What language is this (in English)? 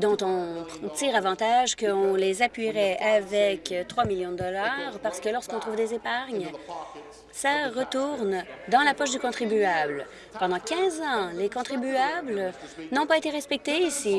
French